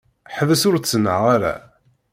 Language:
Kabyle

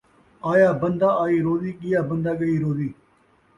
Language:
Saraiki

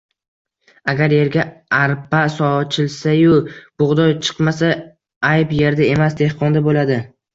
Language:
Uzbek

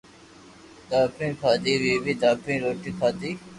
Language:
Loarki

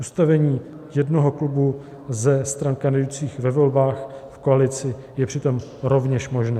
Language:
Czech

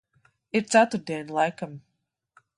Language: Latvian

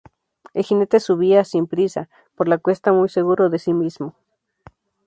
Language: Spanish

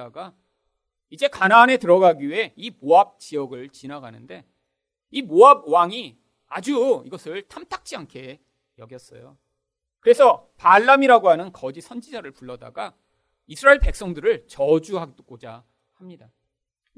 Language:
Korean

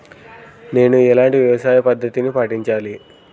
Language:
Telugu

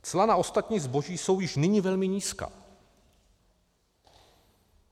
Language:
Czech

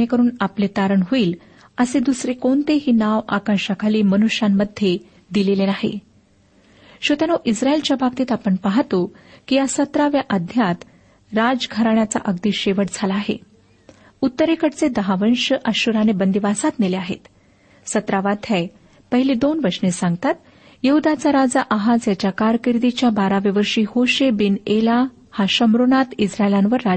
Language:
Marathi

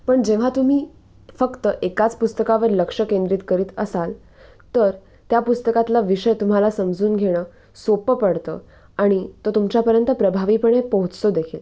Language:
Marathi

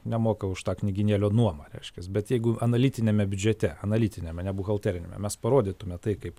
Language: Lithuanian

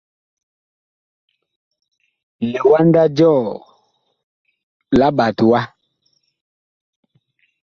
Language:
Bakoko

